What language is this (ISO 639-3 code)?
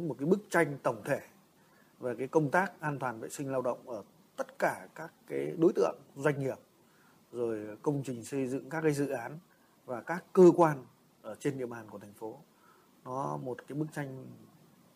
vie